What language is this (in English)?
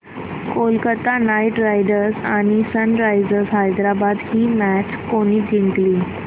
Marathi